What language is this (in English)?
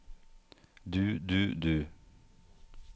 Norwegian